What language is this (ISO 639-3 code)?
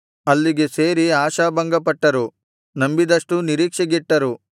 kan